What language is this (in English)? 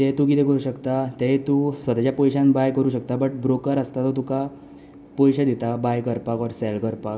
Konkani